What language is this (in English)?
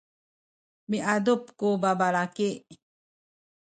Sakizaya